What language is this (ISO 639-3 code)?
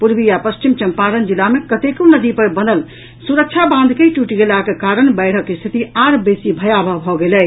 mai